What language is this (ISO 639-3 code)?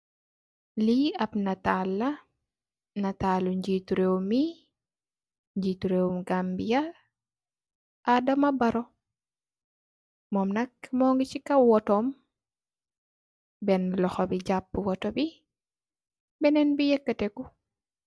wol